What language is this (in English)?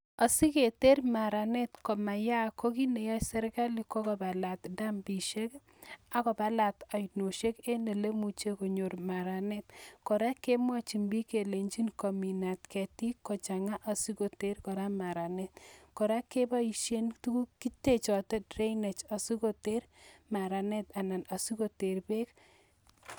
Kalenjin